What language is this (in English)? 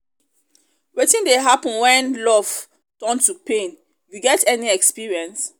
Nigerian Pidgin